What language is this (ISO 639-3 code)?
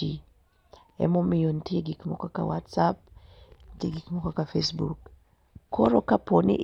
luo